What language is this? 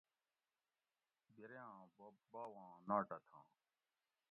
Gawri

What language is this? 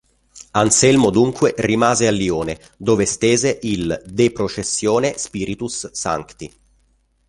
Italian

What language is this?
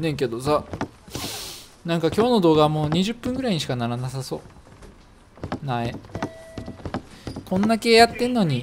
Japanese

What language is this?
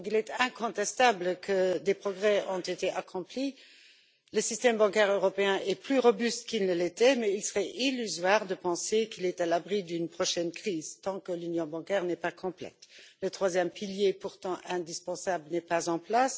French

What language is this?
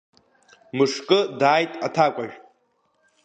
Abkhazian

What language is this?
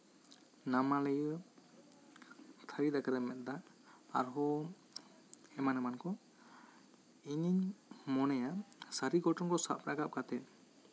Santali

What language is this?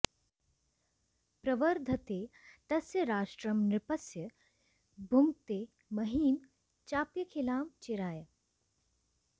Sanskrit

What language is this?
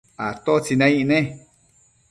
Matsés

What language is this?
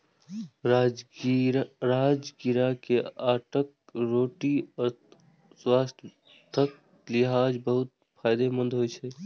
Maithili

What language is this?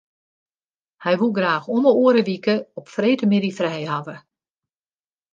Western Frisian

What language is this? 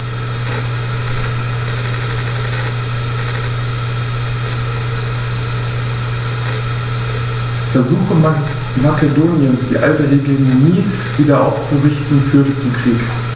German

